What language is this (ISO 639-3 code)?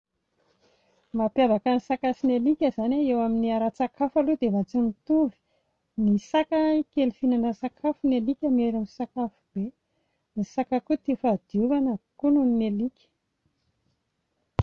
mlg